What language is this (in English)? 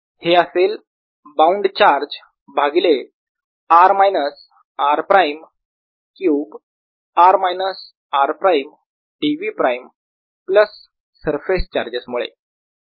Marathi